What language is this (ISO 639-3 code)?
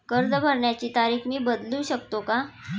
mar